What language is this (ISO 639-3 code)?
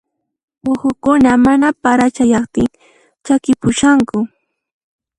qxp